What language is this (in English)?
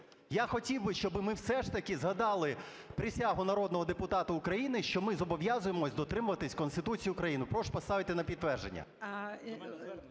Ukrainian